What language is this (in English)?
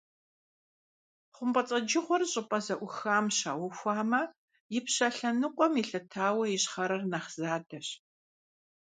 Kabardian